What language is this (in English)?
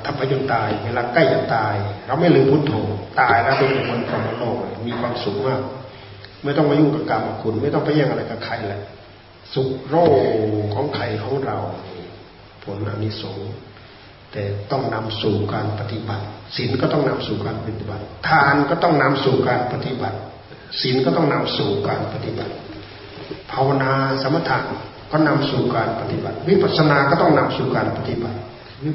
Thai